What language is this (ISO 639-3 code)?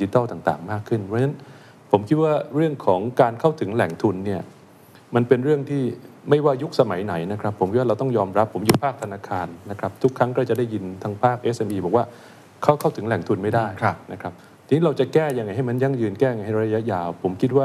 tha